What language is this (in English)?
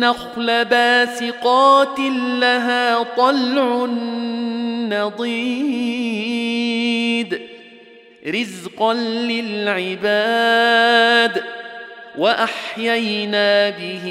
Arabic